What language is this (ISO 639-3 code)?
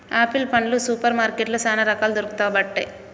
tel